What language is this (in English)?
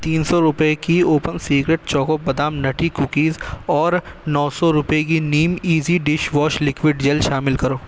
Urdu